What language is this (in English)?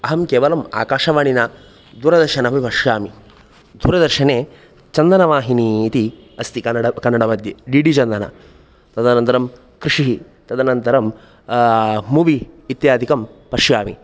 Sanskrit